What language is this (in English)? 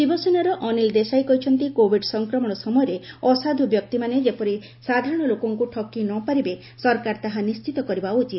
Odia